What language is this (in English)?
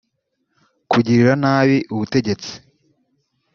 Kinyarwanda